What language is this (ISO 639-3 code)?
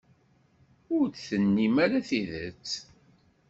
kab